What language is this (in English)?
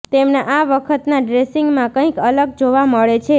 Gujarati